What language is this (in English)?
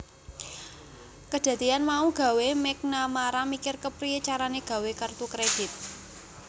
Javanese